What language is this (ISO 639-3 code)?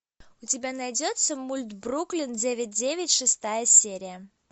rus